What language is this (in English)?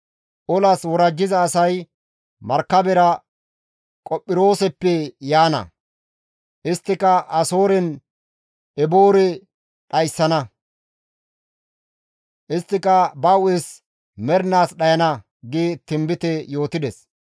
Gamo